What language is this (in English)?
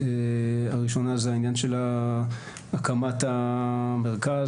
Hebrew